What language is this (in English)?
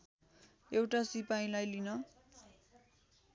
Nepali